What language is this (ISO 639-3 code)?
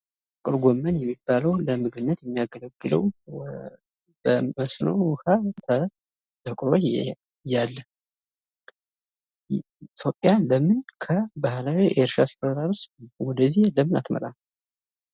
amh